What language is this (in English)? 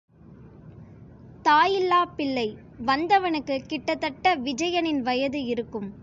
Tamil